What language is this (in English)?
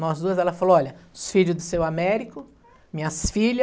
Portuguese